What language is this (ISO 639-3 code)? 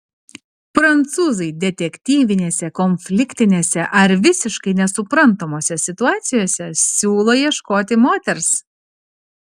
lit